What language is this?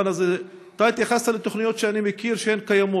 Hebrew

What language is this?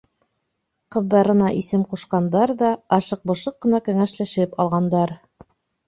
Bashkir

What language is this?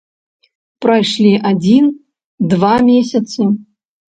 Belarusian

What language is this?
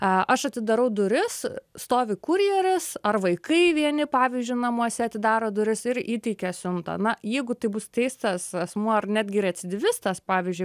Lithuanian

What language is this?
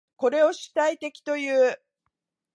Japanese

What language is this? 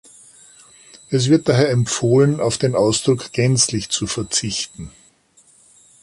German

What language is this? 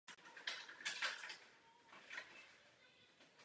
Czech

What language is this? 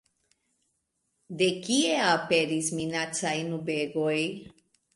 Esperanto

